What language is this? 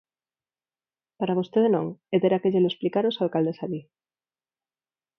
Galician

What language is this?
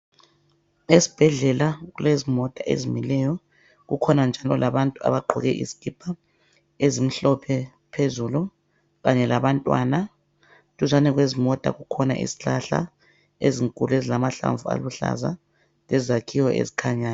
North Ndebele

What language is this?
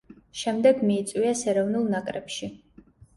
Georgian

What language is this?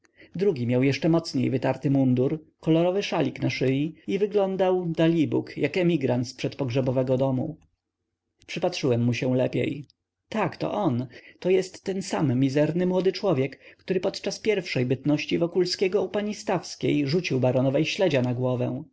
Polish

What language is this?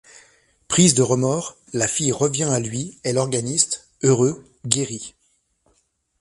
French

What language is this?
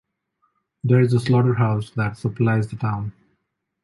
English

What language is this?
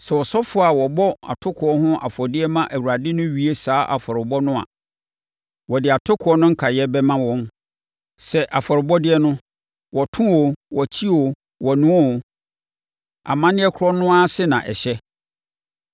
Akan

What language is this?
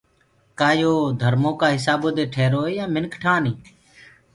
Gurgula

